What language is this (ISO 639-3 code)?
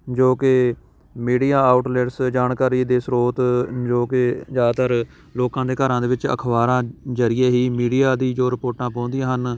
pan